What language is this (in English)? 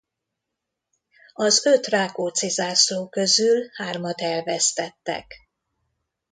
Hungarian